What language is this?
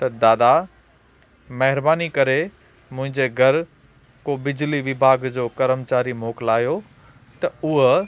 Sindhi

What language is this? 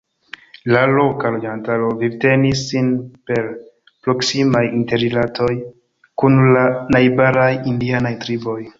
Esperanto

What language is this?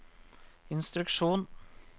Norwegian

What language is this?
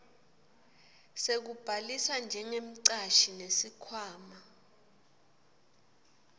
Swati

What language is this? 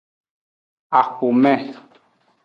Aja (Benin)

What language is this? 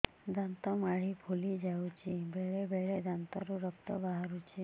Odia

